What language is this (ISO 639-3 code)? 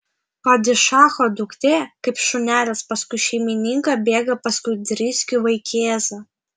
lit